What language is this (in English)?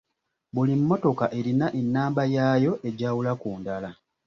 Ganda